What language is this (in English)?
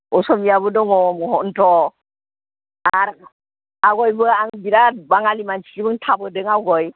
Bodo